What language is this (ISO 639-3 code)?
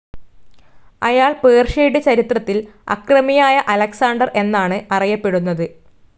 mal